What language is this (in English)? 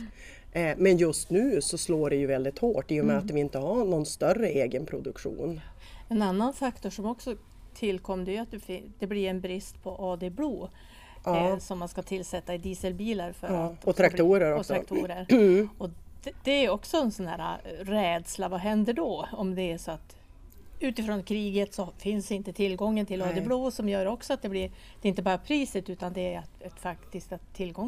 Swedish